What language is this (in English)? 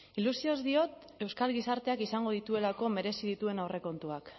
Basque